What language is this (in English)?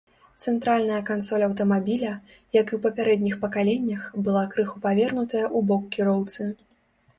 Belarusian